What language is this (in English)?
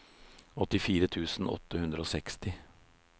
Norwegian